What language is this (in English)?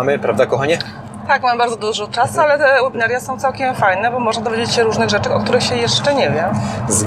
Polish